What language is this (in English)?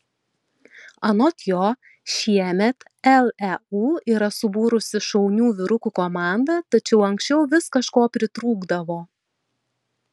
Lithuanian